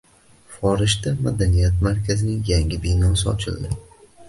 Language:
Uzbek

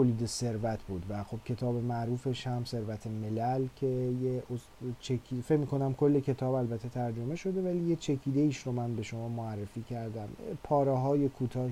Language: Persian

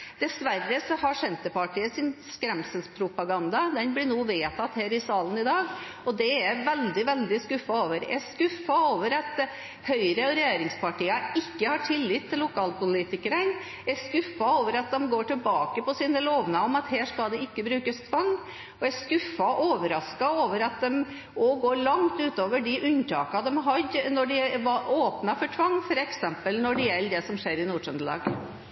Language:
Norwegian Bokmål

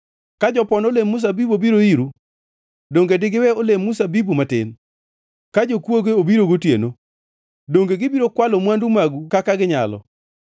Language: Luo (Kenya and Tanzania)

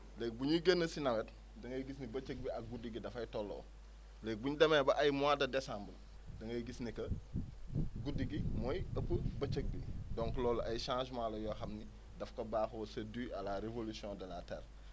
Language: Wolof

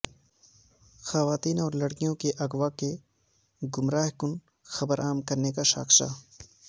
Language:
Urdu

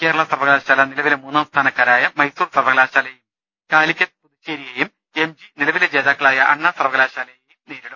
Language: Malayalam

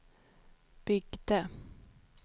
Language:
Swedish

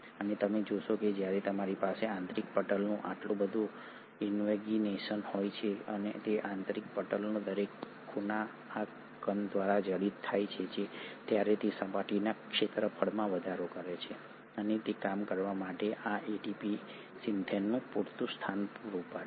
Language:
Gujarati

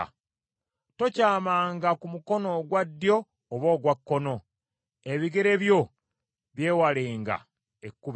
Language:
Ganda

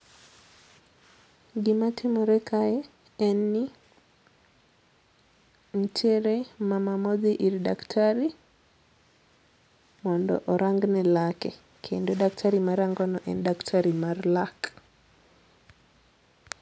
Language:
Luo (Kenya and Tanzania)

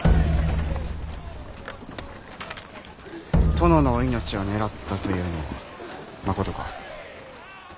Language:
Japanese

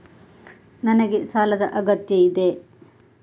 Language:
Kannada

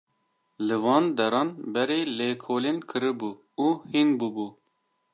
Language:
Kurdish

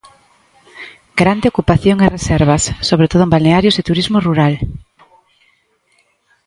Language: Galician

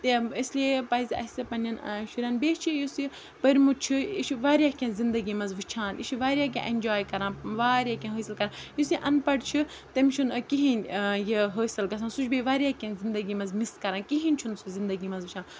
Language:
Kashmiri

